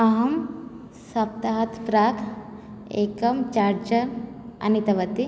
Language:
Sanskrit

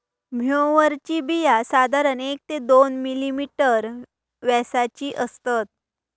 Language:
Marathi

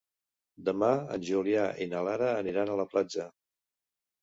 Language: Catalan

